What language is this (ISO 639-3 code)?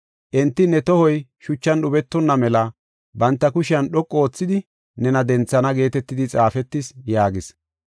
gof